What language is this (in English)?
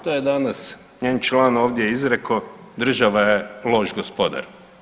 Croatian